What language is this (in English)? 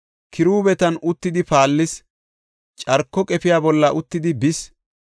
Gofa